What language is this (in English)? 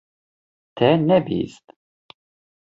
Kurdish